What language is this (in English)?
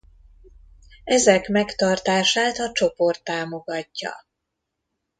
Hungarian